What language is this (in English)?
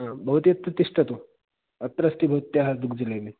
Sanskrit